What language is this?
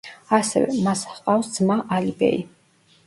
Georgian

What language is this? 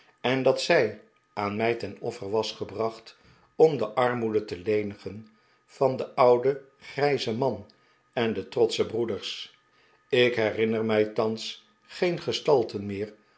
Dutch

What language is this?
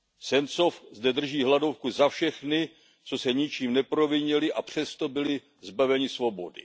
Czech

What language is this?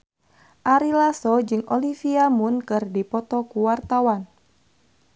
Sundanese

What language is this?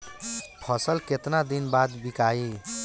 Bhojpuri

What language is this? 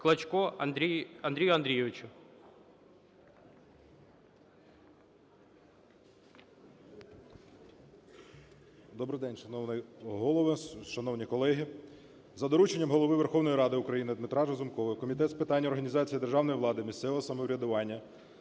Ukrainian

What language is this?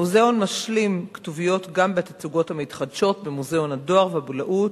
Hebrew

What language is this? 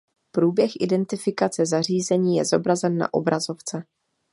Czech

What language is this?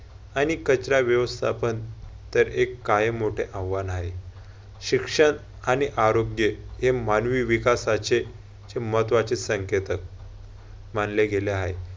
Marathi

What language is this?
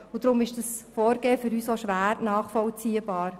Swiss German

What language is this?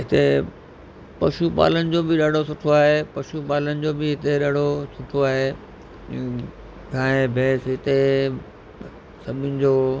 Sindhi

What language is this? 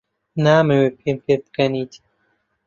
Central Kurdish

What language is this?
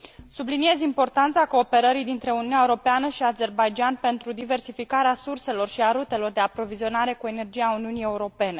Romanian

